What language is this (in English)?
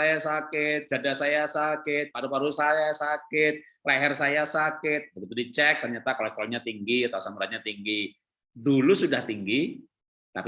Indonesian